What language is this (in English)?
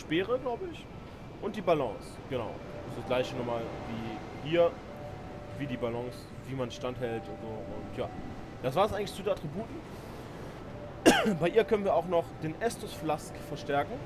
German